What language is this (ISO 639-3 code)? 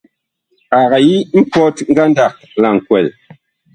bkh